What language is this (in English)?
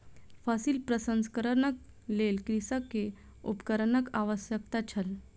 Maithili